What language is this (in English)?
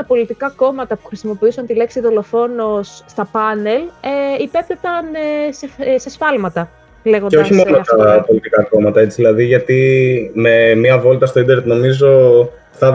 Greek